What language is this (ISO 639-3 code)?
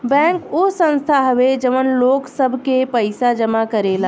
bho